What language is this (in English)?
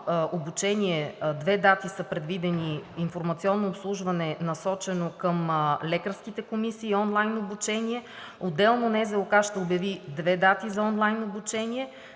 Bulgarian